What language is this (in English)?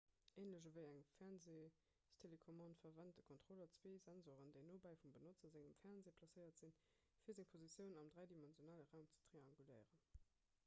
Luxembourgish